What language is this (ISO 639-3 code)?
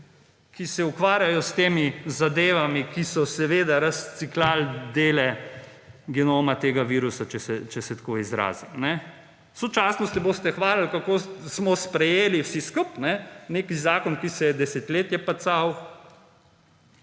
slv